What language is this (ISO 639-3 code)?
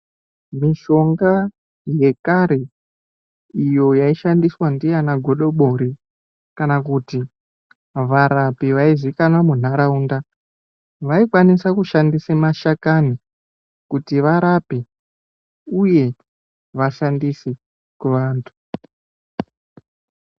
ndc